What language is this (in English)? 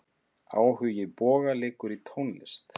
Icelandic